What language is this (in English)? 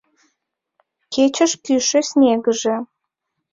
Mari